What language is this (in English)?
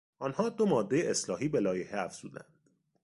Persian